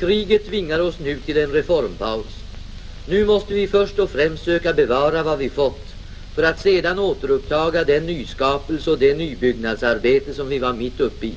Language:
Swedish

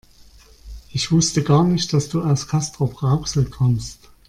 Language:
German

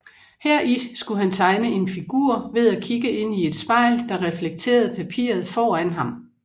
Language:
Danish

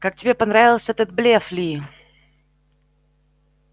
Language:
Russian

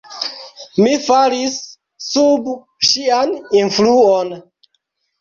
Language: Esperanto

